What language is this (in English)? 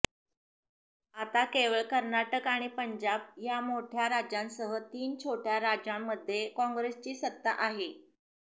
Marathi